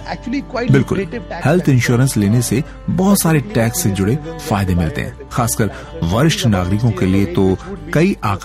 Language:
Hindi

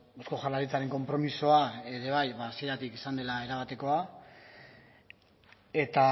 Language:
Basque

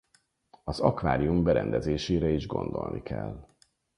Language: Hungarian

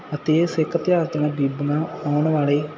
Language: Punjabi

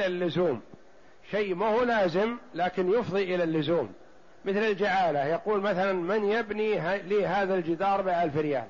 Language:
Arabic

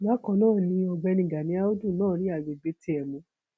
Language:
Yoruba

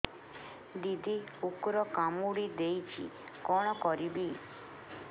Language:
Odia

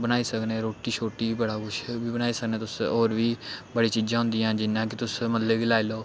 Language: Dogri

